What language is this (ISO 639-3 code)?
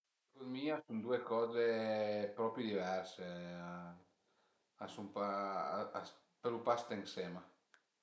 pms